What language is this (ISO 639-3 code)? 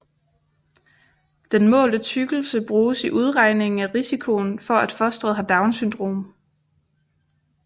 dan